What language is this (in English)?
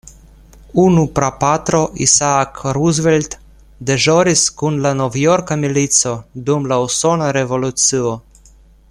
Esperanto